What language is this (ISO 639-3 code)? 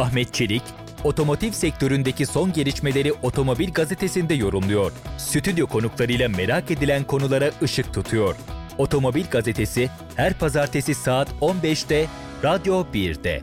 tur